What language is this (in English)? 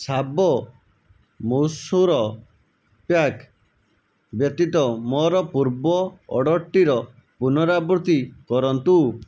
Odia